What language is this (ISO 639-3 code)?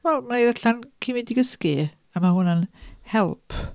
cym